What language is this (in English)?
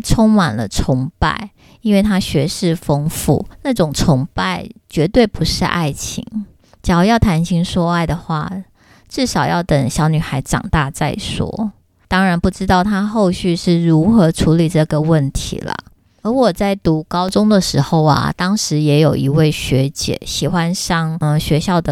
Chinese